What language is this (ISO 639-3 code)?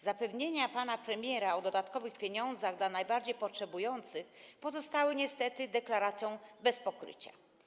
pol